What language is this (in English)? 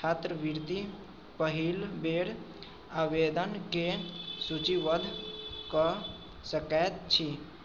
Maithili